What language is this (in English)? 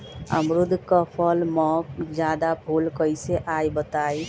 Magahi